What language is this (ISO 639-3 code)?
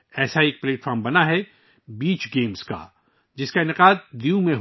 urd